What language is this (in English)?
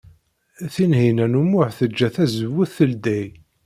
Kabyle